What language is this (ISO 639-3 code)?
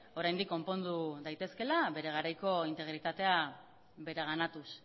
eus